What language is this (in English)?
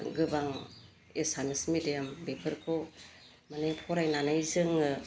Bodo